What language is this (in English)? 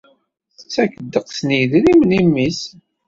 Kabyle